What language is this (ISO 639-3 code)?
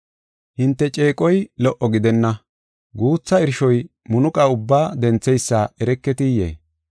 gof